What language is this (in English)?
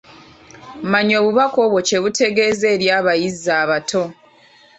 Ganda